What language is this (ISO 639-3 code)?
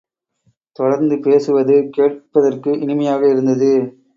tam